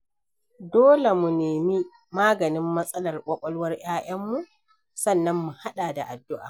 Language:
Hausa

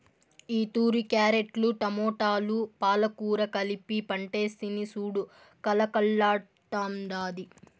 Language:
Telugu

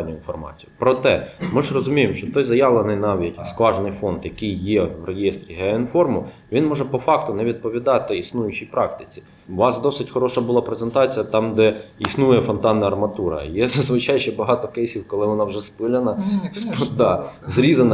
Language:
Ukrainian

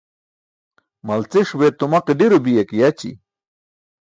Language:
Burushaski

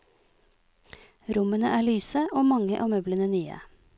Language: Norwegian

